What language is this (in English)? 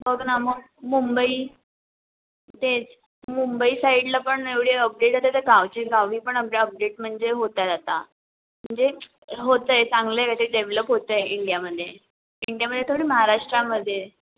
Marathi